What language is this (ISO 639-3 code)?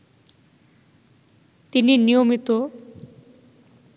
ben